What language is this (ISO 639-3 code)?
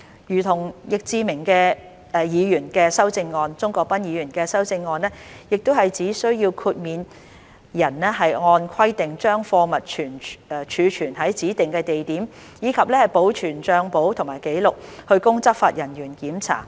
yue